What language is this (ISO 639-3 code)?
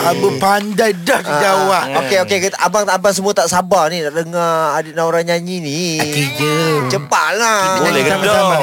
msa